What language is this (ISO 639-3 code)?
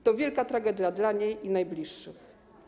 pol